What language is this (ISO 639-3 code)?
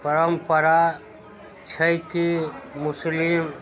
mai